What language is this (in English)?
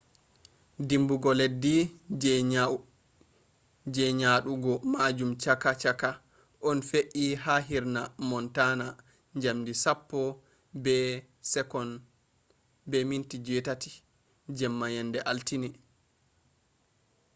Fula